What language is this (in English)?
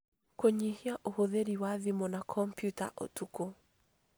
Kikuyu